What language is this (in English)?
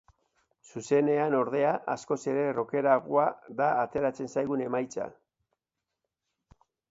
Basque